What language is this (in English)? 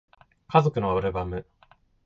Japanese